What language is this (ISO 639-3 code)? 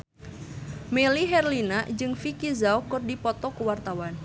sun